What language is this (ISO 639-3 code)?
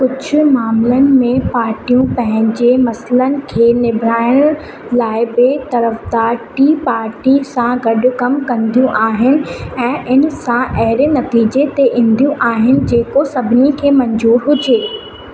snd